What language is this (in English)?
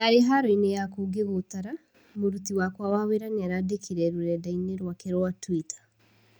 Kikuyu